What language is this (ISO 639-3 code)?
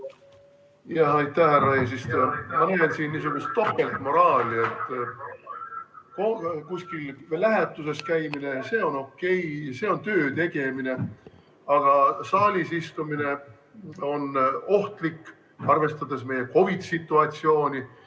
est